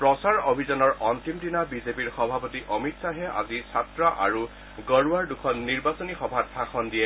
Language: Assamese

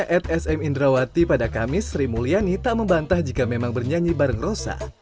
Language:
Indonesian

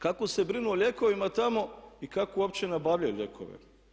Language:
Croatian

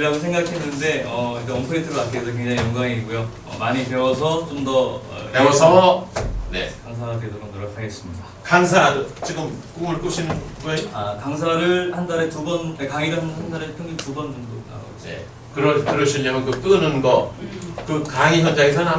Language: Korean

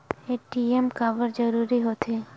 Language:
Chhattisgarhi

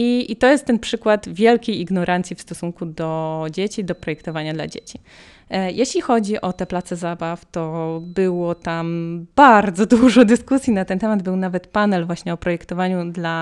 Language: Polish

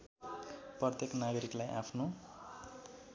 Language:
Nepali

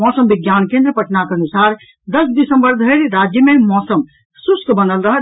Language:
Maithili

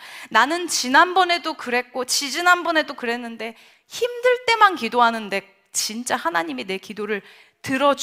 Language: Korean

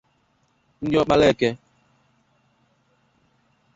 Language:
Igbo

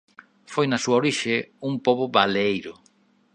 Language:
Galician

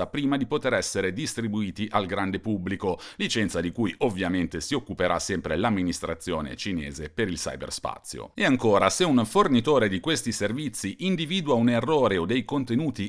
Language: Italian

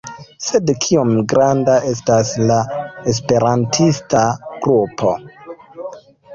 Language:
Esperanto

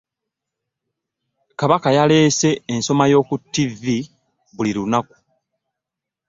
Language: Ganda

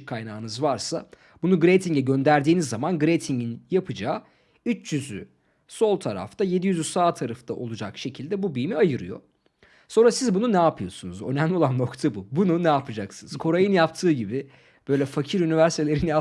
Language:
Turkish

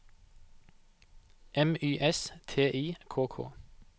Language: Norwegian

